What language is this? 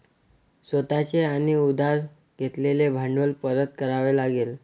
Marathi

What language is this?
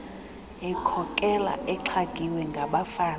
Xhosa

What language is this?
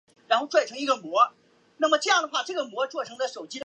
Chinese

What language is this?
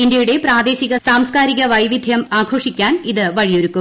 Malayalam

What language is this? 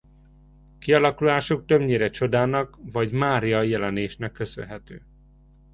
Hungarian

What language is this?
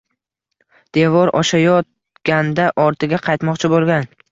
Uzbek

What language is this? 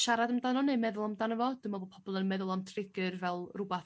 Welsh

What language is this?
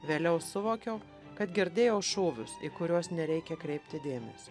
Lithuanian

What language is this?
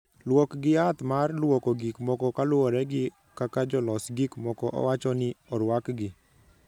Luo (Kenya and Tanzania)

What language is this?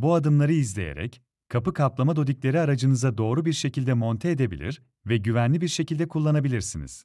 Turkish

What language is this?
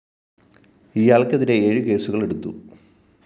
Malayalam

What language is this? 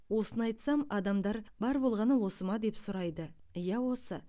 Kazakh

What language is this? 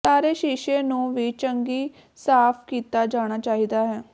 Punjabi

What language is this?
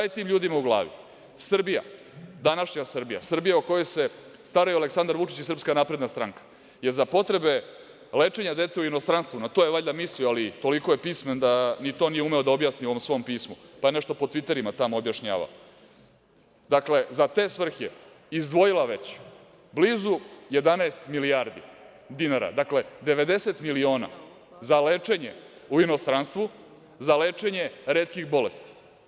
Serbian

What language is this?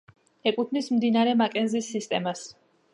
Georgian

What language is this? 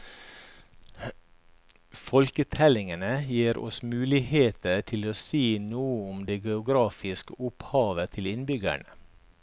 Norwegian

